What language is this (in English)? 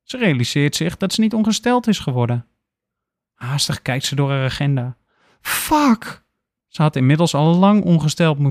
Dutch